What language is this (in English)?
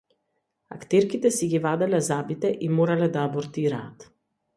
Macedonian